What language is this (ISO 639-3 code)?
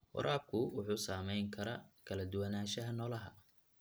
som